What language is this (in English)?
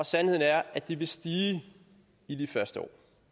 Danish